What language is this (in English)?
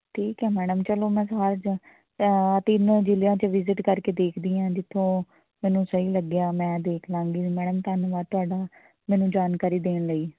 Punjabi